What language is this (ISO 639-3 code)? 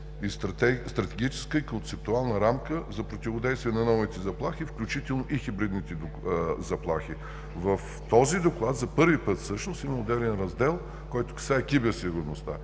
bul